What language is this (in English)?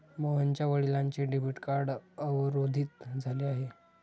Marathi